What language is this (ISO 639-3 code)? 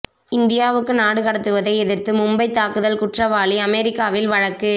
tam